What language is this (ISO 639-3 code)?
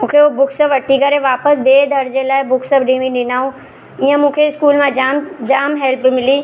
snd